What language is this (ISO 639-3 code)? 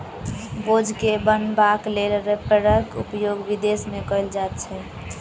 mai